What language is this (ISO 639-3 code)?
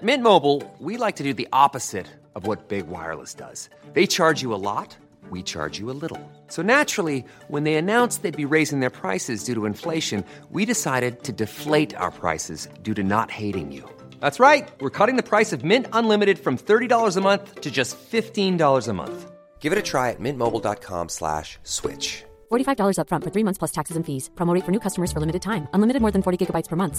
swe